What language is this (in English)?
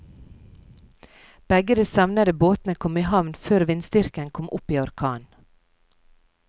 Norwegian